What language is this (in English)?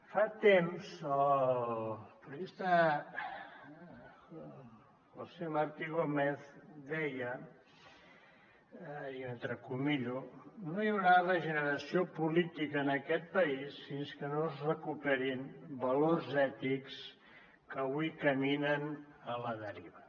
Catalan